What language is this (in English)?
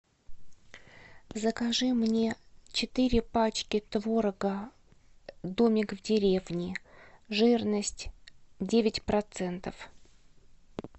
Russian